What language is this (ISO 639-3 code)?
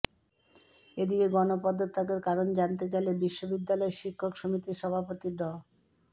ben